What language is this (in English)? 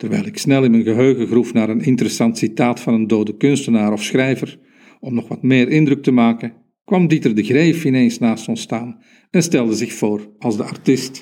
Dutch